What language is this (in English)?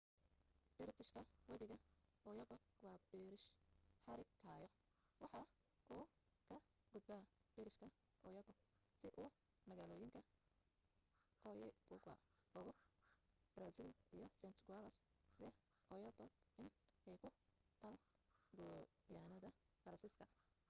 Somali